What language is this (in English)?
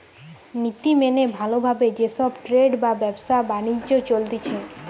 Bangla